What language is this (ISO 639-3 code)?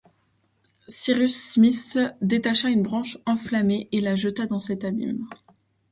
fra